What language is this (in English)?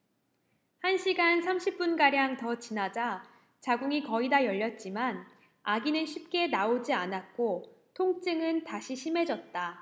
Korean